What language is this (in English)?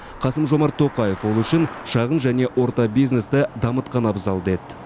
Kazakh